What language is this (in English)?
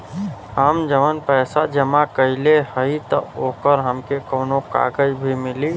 Bhojpuri